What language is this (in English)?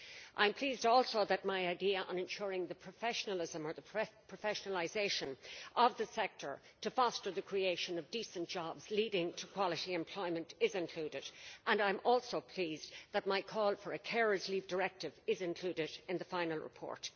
English